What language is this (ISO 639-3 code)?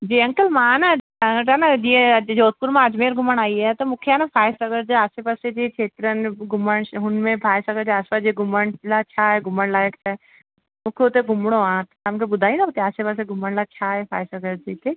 snd